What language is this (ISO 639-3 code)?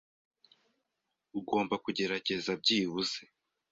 kin